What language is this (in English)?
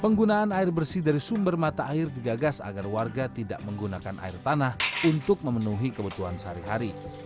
Indonesian